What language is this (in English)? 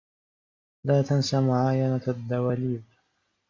Arabic